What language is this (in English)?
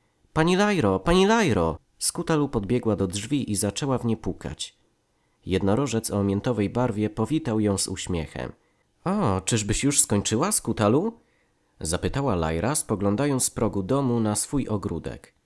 Polish